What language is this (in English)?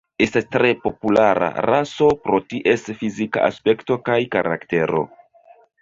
Esperanto